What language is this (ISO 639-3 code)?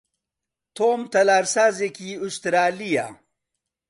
ckb